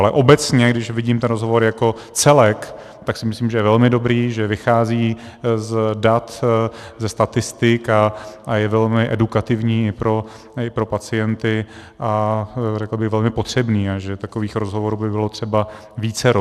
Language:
Czech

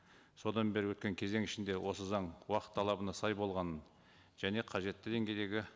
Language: Kazakh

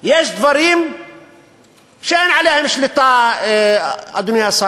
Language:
Hebrew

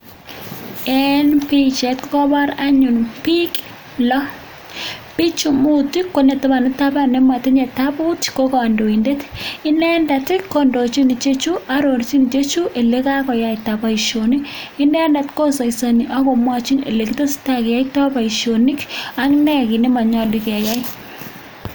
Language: Kalenjin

